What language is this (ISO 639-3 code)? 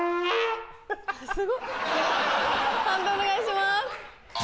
jpn